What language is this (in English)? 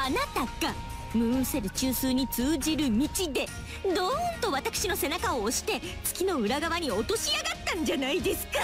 Japanese